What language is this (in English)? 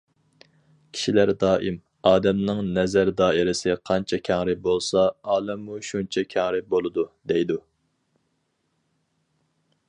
Uyghur